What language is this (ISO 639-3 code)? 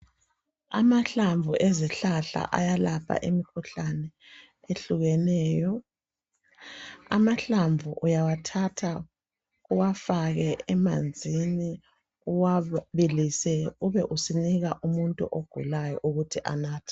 nde